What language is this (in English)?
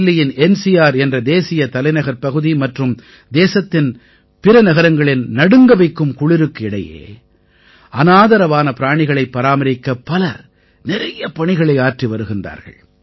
Tamil